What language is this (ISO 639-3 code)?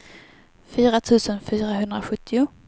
swe